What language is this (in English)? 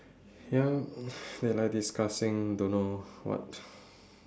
English